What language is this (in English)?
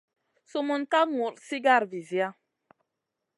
Masana